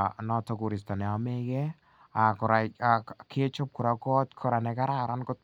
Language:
Kalenjin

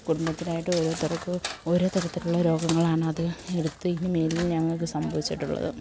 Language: Malayalam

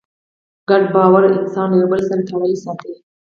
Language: Pashto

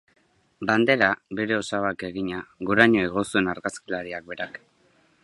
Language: Basque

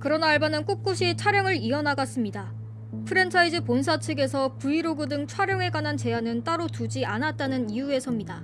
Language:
Korean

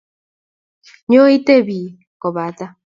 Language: Kalenjin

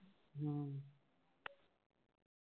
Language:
Punjabi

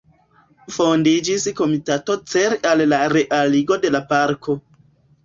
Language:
Esperanto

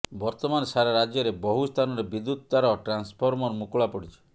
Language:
Odia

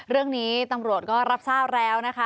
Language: Thai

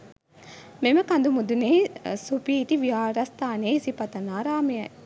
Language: Sinhala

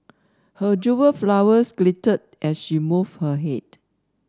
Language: English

